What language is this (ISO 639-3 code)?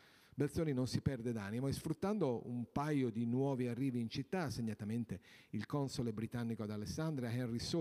ita